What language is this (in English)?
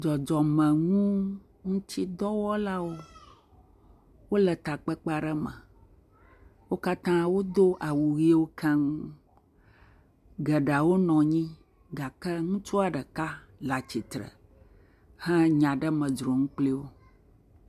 Ewe